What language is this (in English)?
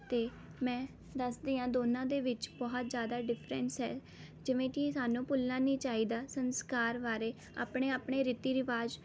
Punjabi